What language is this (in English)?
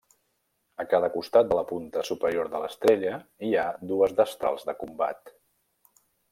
Catalan